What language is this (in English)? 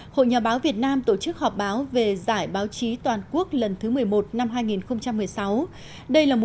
Vietnamese